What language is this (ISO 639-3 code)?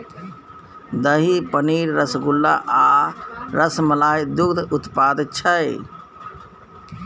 mai